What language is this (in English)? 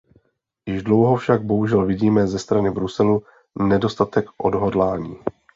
Czech